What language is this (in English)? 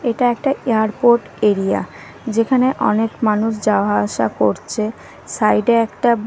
Bangla